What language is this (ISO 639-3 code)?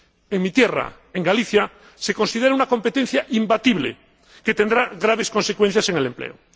spa